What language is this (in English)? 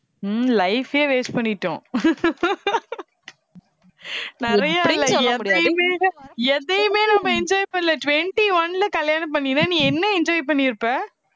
Tamil